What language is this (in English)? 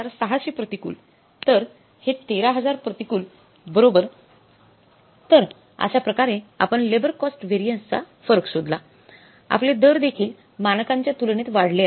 Marathi